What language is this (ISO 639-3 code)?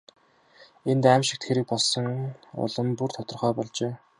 mon